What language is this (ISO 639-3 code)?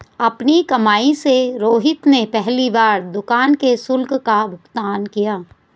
hin